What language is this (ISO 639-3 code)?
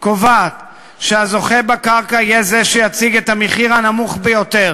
heb